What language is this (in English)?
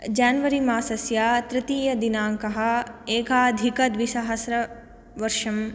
Sanskrit